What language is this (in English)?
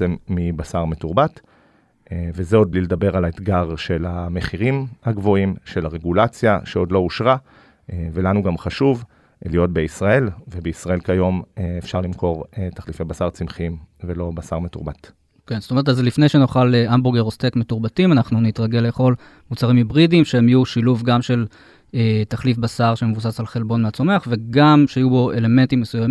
Hebrew